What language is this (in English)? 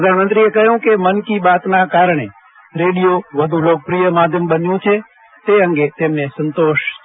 Gujarati